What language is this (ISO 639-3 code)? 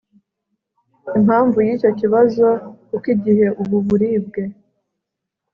kin